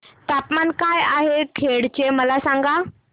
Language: Marathi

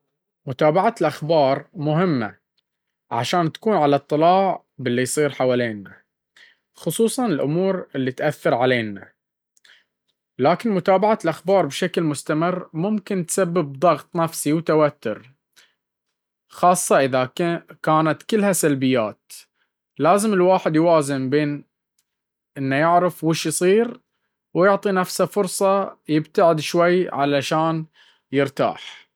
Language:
Baharna Arabic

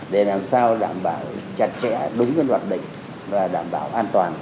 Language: Vietnamese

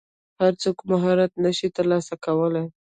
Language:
Pashto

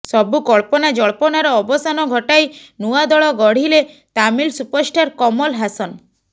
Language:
Odia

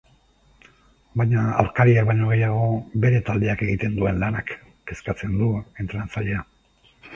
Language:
Basque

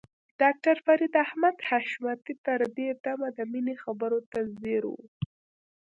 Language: Pashto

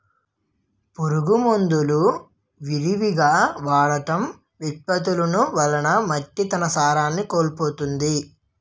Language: Telugu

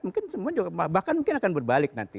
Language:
Indonesian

